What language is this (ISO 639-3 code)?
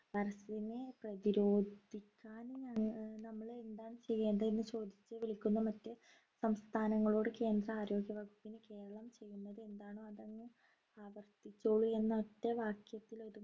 mal